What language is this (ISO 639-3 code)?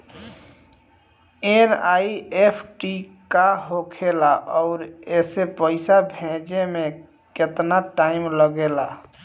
bho